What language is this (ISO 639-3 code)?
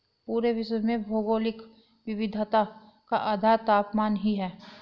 hin